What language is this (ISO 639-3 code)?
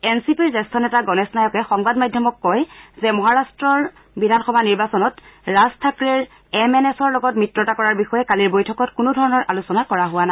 asm